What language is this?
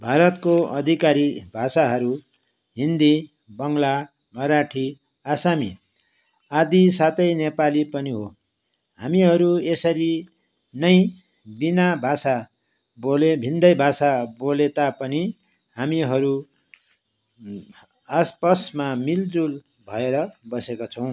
Nepali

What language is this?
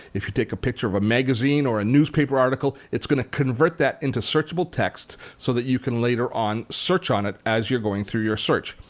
English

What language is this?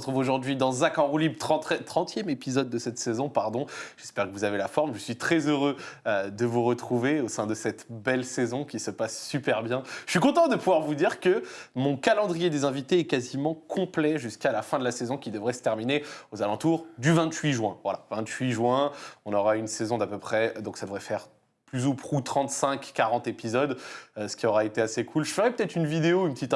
French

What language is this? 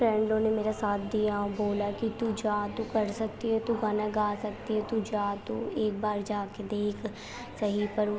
Urdu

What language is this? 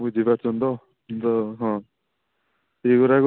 Odia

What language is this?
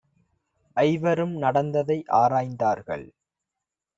Tamil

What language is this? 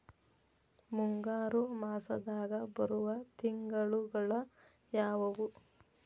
Kannada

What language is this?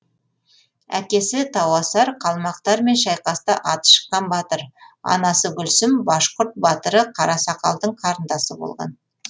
Kazakh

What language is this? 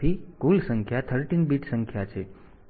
Gujarati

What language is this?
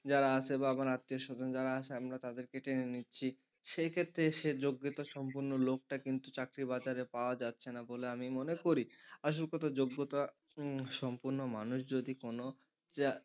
Bangla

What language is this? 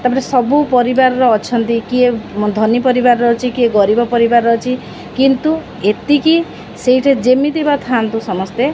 Odia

